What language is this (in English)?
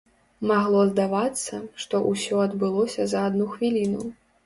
Belarusian